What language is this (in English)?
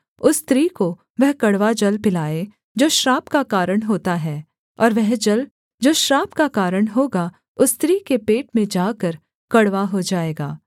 Hindi